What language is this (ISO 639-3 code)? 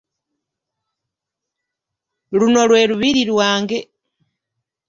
lug